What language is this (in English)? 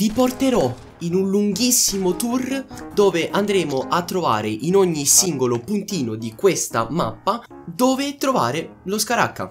Italian